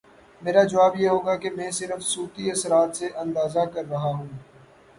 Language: Urdu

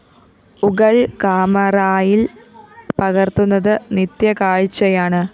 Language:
Malayalam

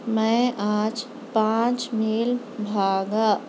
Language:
Urdu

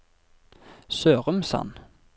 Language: Norwegian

